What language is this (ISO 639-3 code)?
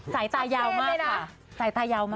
tha